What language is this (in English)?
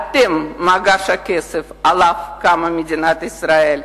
Hebrew